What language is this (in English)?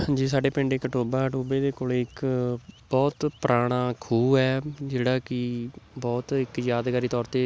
Punjabi